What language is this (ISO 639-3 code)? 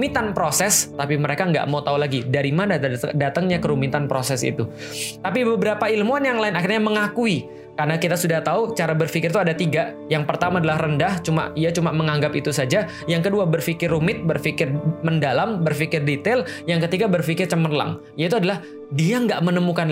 ind